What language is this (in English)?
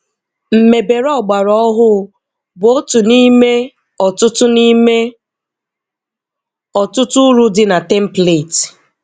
Igbo